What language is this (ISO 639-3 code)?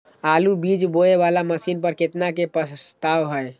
mai